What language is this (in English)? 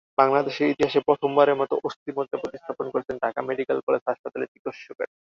Bangla